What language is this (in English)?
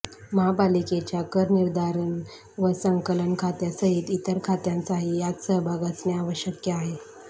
Marathi